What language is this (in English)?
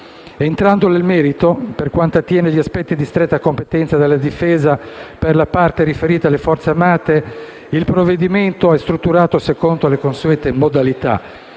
Italian